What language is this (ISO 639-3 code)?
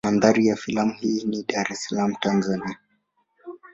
swa